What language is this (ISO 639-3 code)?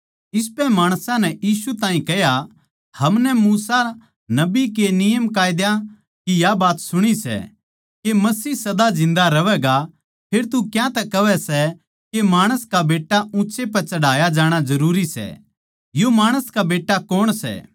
bgc